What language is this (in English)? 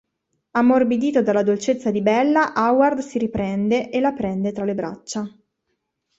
Italian